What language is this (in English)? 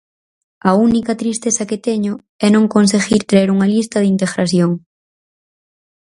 Galician